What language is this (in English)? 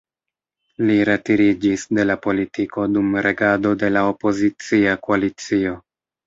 Esperanto